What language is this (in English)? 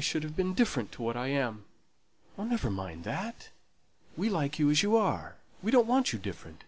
English